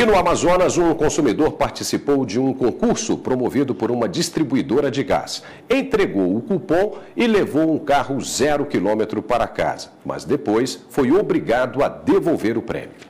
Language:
Portuguese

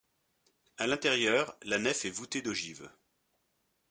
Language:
French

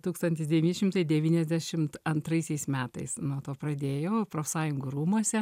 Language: Lithuanian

